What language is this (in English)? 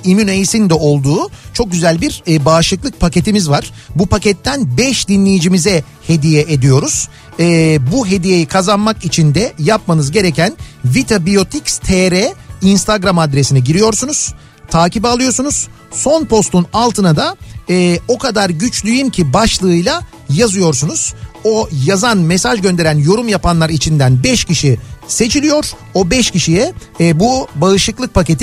Turkish